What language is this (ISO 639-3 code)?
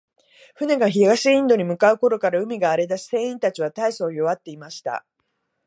jpn